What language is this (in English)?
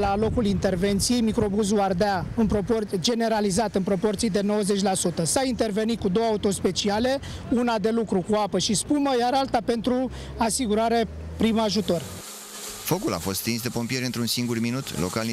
Romanian